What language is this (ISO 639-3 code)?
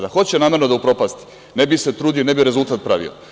srp